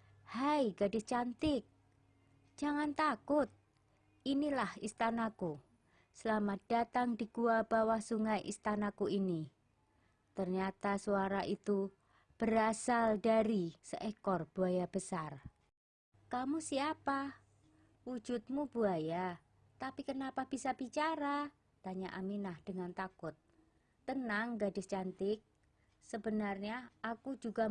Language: Indonesian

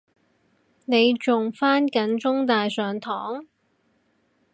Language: Cantonese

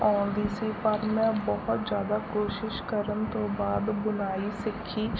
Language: Punjabi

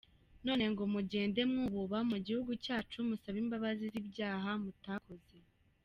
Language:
Kinyarwanda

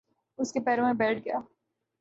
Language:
Urdu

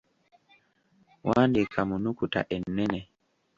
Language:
Ganda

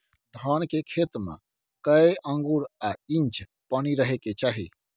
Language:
Maithili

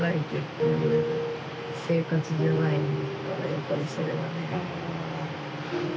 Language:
Japanese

